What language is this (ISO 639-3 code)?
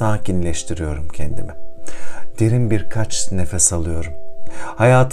tur